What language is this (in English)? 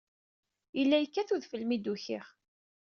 Kabyle